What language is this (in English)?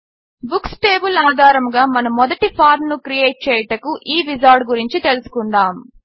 Telugu